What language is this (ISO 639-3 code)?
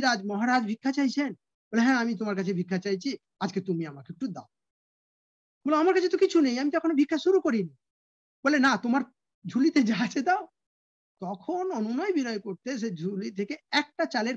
vie